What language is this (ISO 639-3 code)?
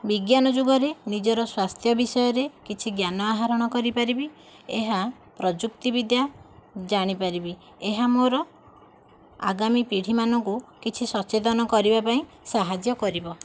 ori